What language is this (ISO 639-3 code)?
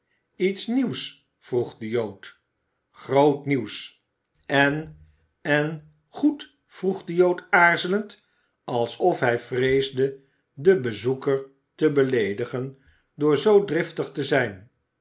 nld